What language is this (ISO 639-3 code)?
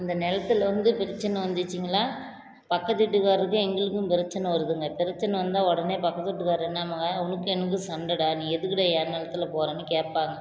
tam